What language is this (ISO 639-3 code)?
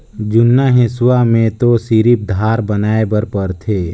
hne